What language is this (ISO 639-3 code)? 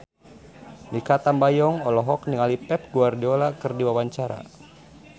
sun